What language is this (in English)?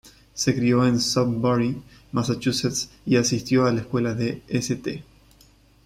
Spanish